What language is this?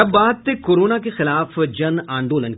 Hindi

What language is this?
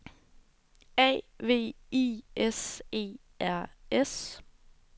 Danish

